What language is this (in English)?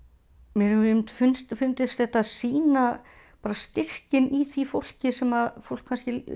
Icelandic